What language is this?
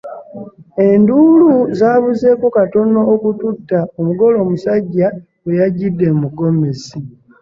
Ganda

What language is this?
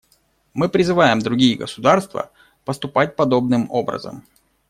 Russian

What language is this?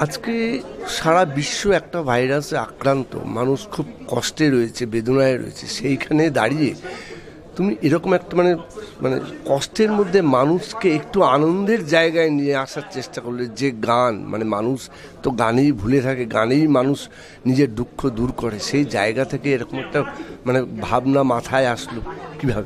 Hindi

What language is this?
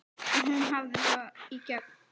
Icelandic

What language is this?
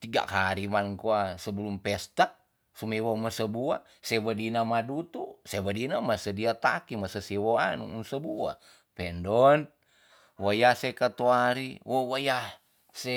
Tonsea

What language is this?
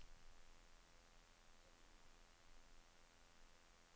Norwegian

